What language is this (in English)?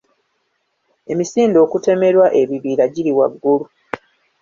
Ganda